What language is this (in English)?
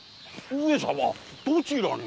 Japanese